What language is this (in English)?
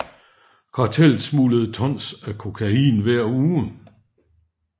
Danish